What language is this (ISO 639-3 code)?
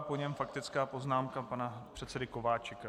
ces